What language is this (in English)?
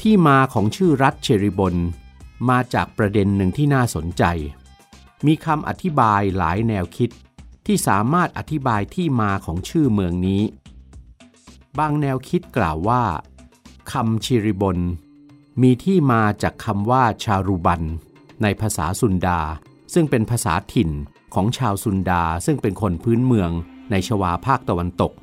Thai